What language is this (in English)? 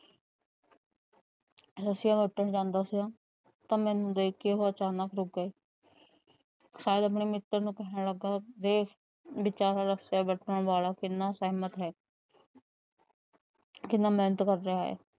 Punjabi